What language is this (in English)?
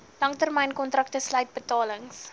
Afrikaans